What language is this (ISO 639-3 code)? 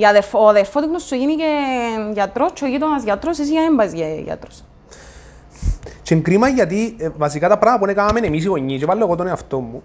ell